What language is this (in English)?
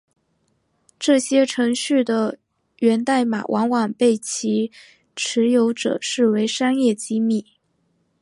Chinese